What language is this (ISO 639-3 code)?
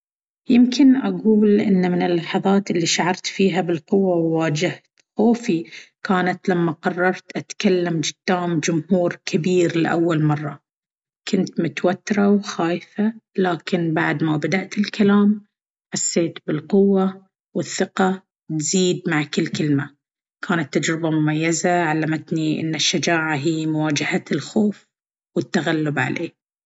abv